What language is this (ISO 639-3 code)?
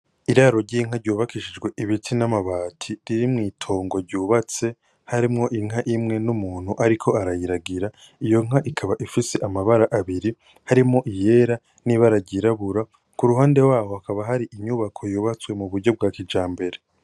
run